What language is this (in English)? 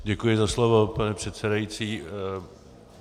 Czech